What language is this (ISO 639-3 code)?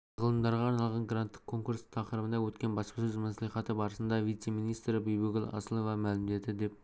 kaz